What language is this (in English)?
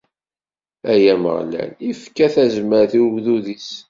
Kabyle